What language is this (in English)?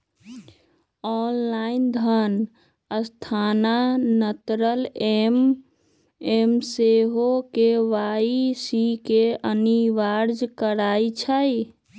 Magahi